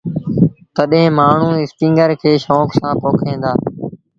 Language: Sindhi Bhil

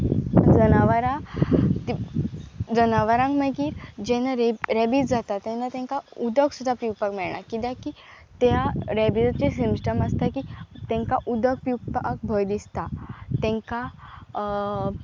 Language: Konkani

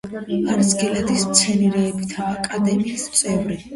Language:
Georgian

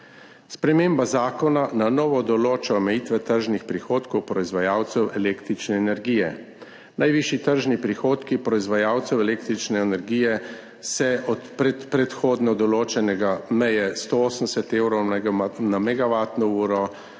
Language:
Slovenian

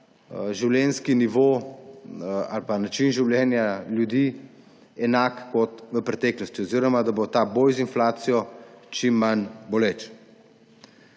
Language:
Slovenian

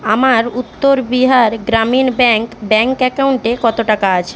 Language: Bangla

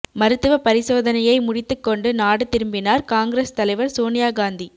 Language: Tamil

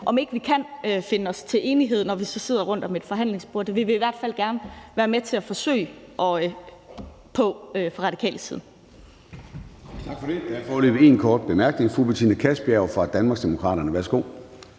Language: Danish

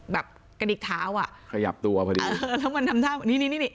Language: Thai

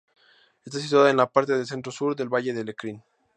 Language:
Spanish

